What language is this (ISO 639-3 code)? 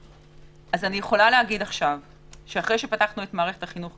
heb